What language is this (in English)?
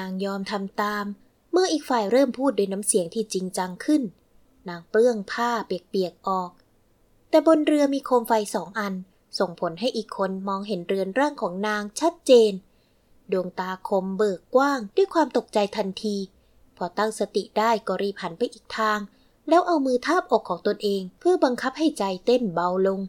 Thai